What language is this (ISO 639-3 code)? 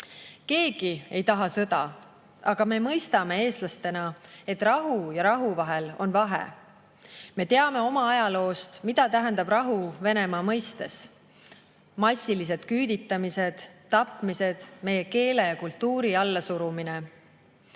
est